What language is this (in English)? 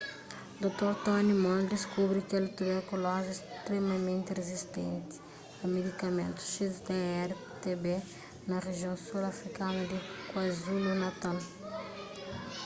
Kabuverdianu